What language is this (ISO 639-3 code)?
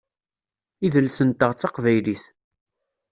kab